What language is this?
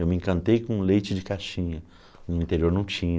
Portuguese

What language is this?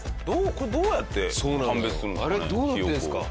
Japanese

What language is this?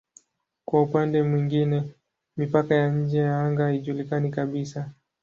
Swahili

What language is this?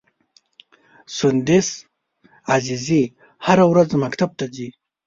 Pashto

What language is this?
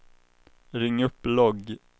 Swedish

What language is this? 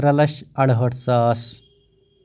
Kashmiri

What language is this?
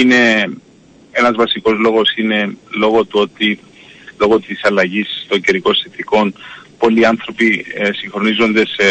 Greek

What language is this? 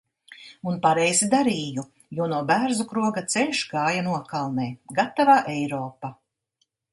Latvian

